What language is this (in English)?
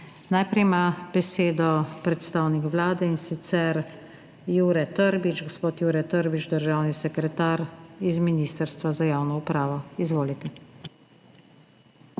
Slovenian